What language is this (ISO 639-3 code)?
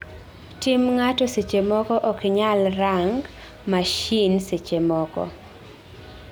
luo